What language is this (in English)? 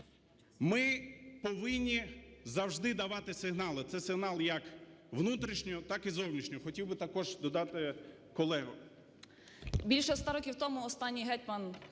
Ukrainian